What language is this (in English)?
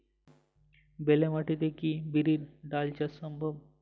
Bangla